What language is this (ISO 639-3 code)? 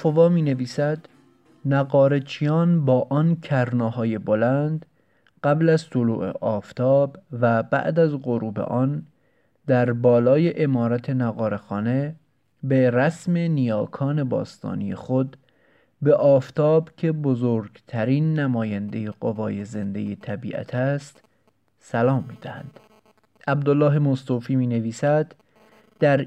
fas